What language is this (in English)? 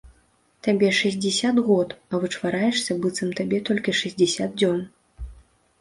Belarusian